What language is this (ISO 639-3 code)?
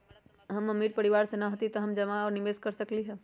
mag